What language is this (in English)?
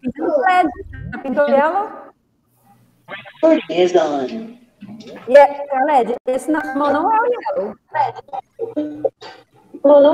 Portuguese